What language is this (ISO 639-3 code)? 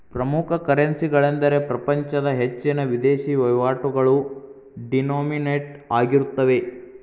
kan